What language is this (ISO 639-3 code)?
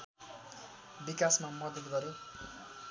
nep